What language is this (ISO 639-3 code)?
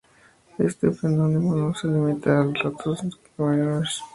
spa